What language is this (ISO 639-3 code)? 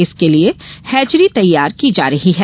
hin